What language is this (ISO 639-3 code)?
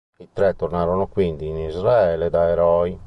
ita